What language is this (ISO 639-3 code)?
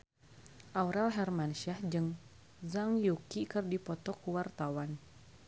sun